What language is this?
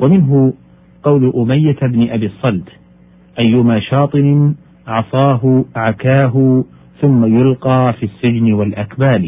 Arabic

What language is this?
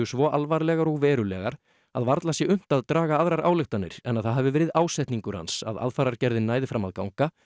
Icelandic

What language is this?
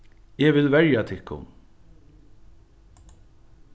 Faroese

